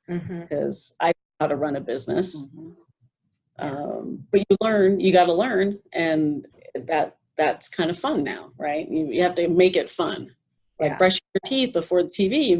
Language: English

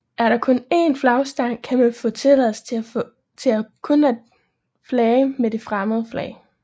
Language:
Danish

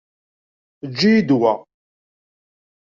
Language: Kabyle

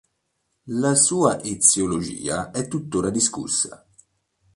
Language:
Italian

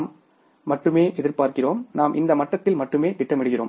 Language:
Tamil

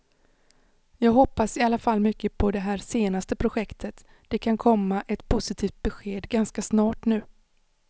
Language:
Swedish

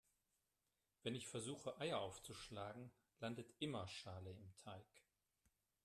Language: German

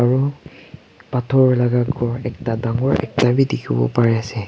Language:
Naga Pidgin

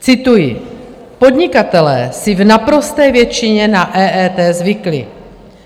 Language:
Czech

